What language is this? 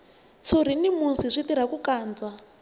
Tsonga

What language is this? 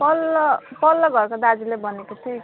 Nepali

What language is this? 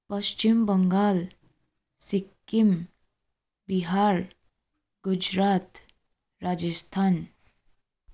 Nepali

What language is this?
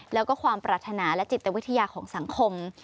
Thai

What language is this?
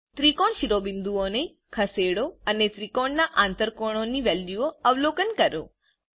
Gujarati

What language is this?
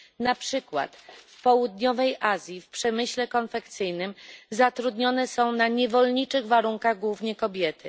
Polish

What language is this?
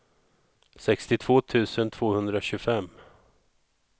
Swedish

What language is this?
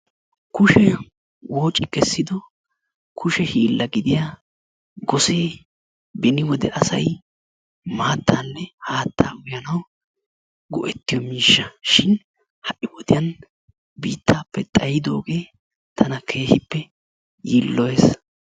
Wolaytta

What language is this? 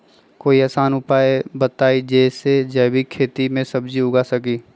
Magahi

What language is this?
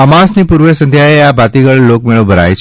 Gujarati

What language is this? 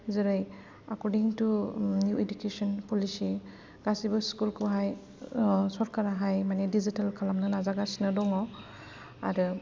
Bodo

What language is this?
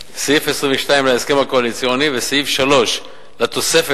Hebrew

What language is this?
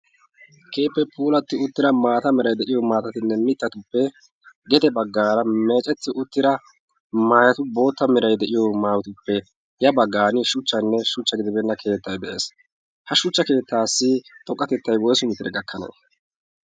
Wolaytta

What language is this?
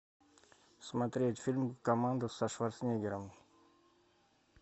Russian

